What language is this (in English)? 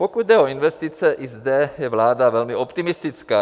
Czech